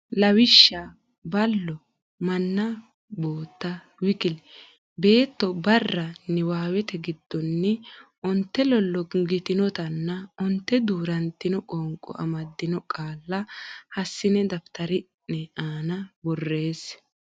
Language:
Sidamo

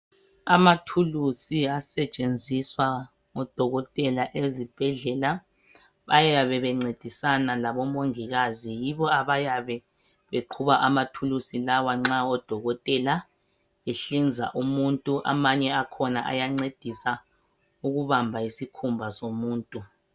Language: North Ndebele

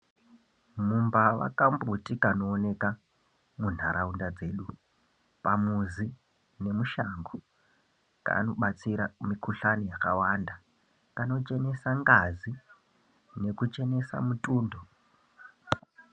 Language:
Ndau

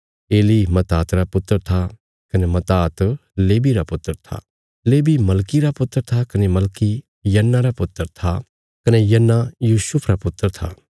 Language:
Bilaspuri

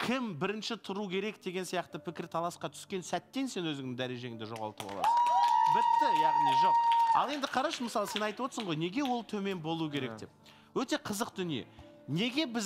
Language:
Turkish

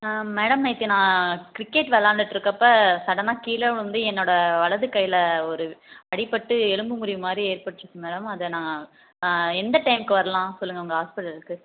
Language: Tamil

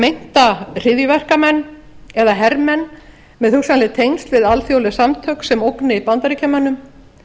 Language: Icelandic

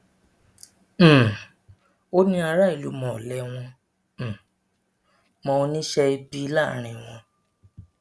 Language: Yoruba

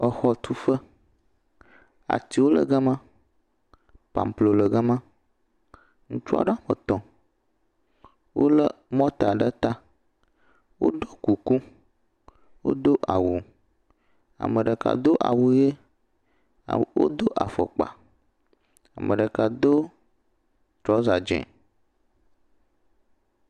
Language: Ewe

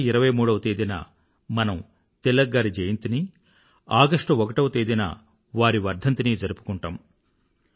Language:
Telugu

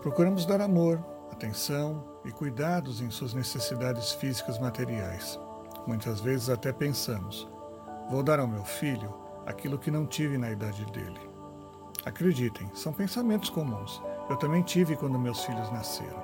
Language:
Portuguese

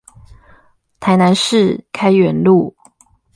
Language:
Chinese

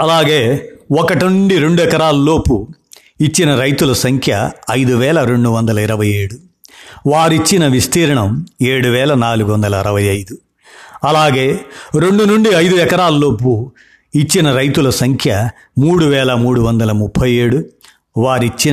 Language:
Telugu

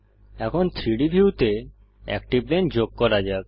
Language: Bangla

